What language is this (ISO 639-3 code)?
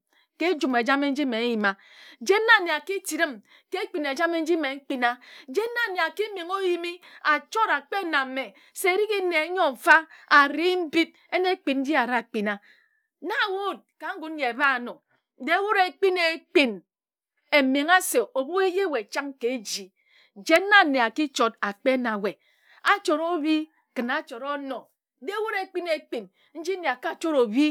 etu